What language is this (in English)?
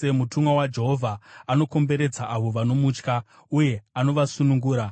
Shona